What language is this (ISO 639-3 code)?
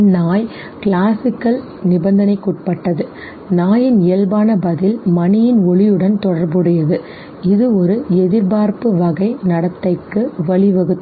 tam